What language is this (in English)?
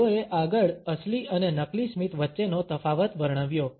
Gujarati